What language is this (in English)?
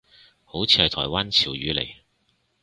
Cantonese